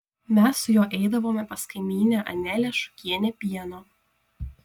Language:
Lithuanian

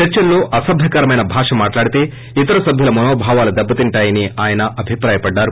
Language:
Telugu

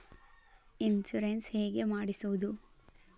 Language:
Kannada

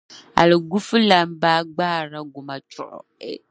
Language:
Dagbani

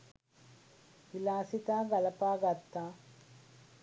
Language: Sinhala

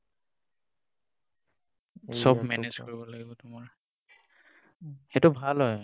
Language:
Assamese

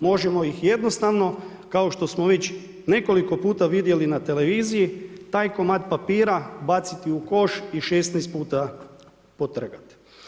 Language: Croatian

